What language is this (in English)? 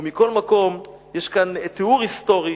Hebrew